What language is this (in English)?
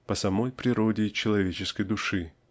Russian